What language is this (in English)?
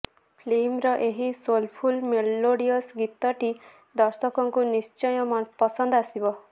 Odia